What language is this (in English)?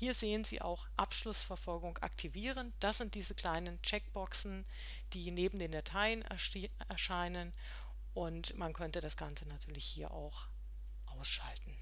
German